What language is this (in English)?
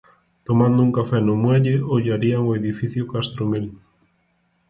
Galician